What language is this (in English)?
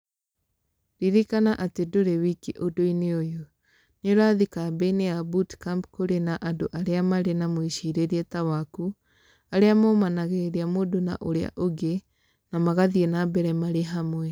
Kikuyu